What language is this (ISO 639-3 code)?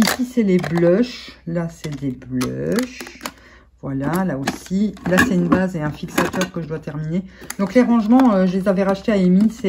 fra